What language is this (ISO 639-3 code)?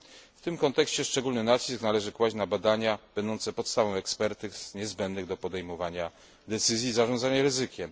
pol